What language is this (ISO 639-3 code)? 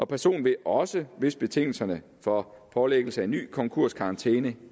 dan